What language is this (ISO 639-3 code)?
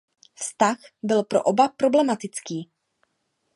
ces